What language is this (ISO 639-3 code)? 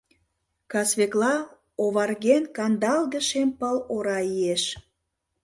chm